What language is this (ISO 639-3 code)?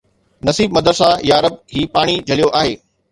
snd